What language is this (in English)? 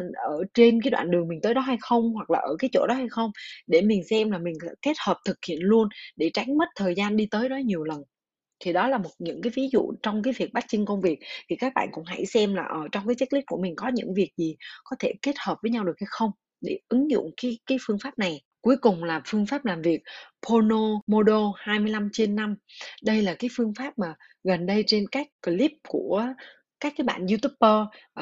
Vietnamese